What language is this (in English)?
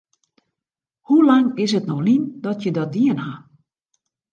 Western Frisian